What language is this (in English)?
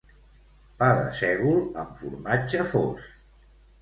Catalan